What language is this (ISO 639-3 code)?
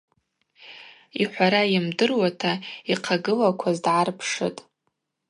abq